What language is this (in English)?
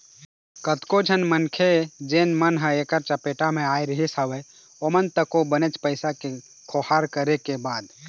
Chhattisgarhi